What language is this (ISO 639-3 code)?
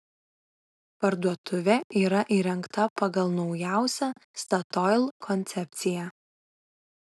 lit